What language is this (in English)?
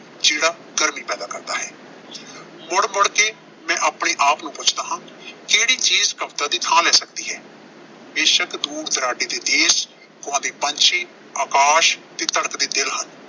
Punjabi